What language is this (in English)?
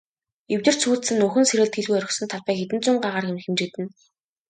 Mongolian